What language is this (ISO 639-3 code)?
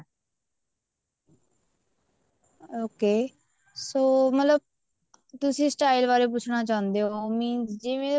pan